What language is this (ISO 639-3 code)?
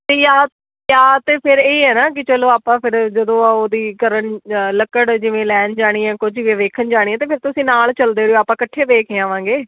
pan